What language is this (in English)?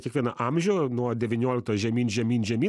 Lithuanian